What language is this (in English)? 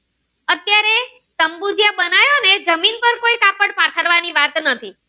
Gujarati